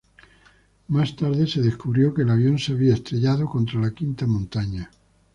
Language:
Spanish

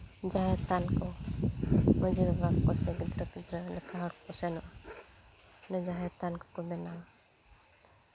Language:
Santali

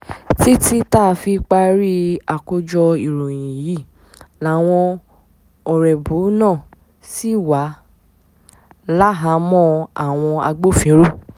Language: Yoruba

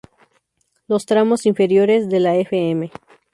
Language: Spanish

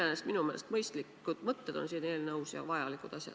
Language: Estonian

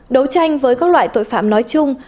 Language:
Vietnamese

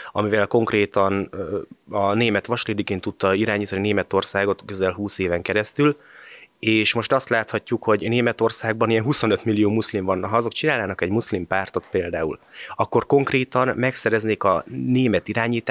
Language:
Hungarian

